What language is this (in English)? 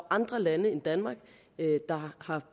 Danish